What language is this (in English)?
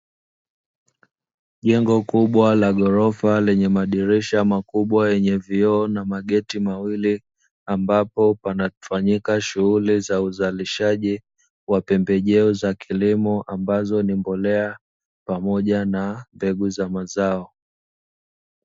Swahili